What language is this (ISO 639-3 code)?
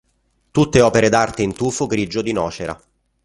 ita